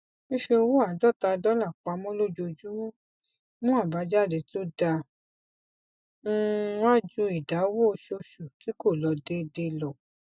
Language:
Yoruba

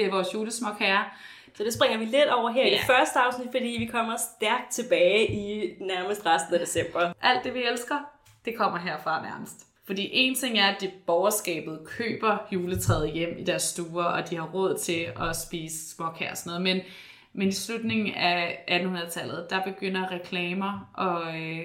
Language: Danish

